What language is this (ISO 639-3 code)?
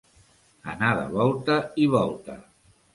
cat